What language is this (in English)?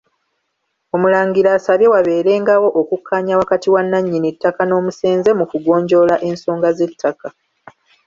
Ganda